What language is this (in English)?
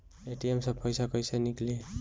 Bhojpuri